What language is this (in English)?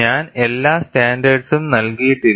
Malayalam